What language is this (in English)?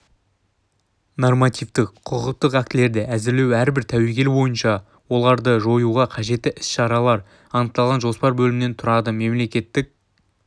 Kazakh